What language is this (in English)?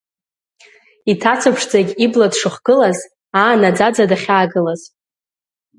Abkhazian